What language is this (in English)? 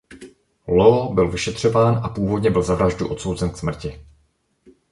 Czech